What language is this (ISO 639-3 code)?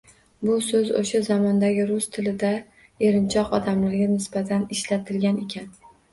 uzb